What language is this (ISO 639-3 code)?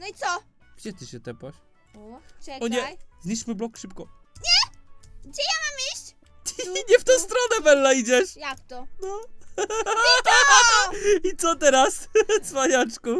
pol